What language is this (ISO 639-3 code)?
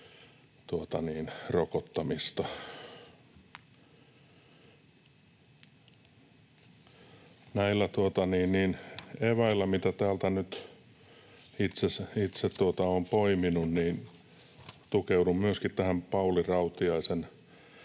fin